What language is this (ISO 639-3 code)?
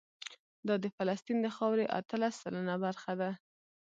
pus